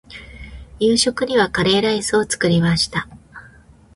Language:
Japanese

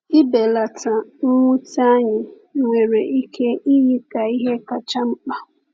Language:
Igbo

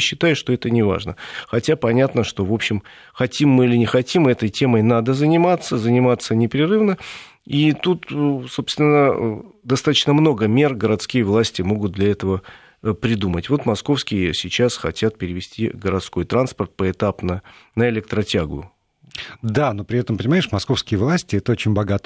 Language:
Russian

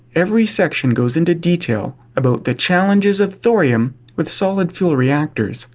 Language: English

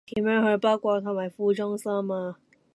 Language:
Cantonese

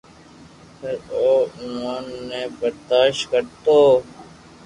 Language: Loarki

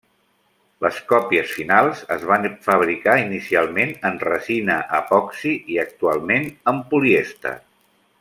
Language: Catalan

